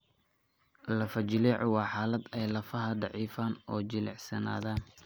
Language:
Somali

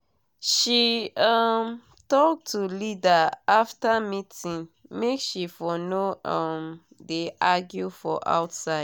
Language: Nigerian Pidgin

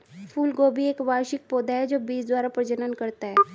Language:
Hindi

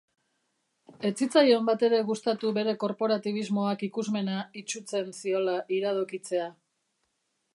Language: Basque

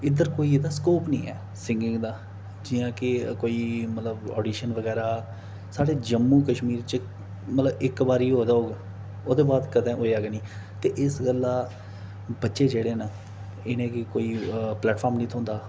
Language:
Dogri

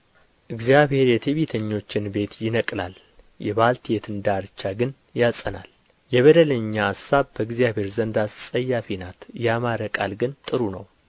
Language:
Amharic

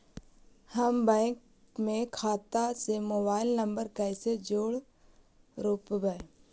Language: Magahi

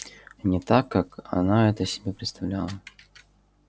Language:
Russian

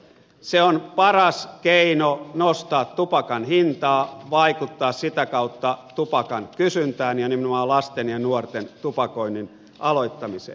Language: Finnish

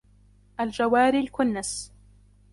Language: Arabic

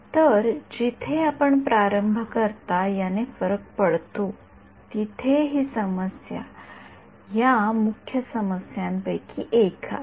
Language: Marathi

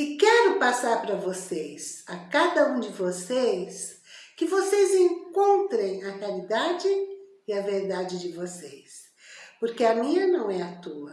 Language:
Portuguese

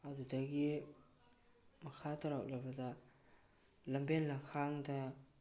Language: Manipuri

